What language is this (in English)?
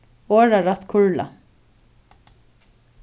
Faroese